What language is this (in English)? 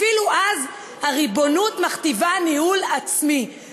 Hebrew